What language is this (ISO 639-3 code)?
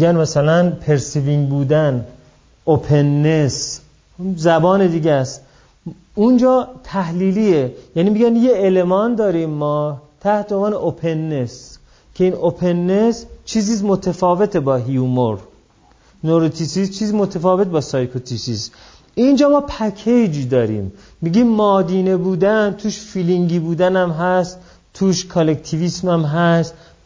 fas